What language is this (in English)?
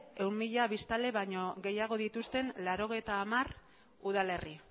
Basque